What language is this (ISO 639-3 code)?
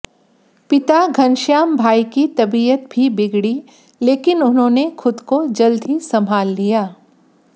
hin